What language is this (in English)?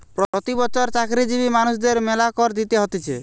Bangla